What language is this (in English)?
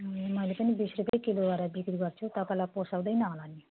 Nepali